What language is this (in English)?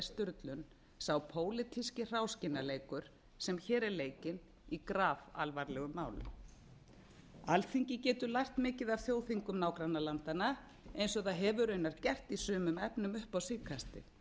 Icelandic